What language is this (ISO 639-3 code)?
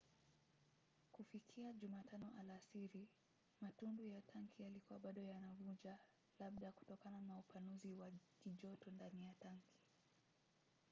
swa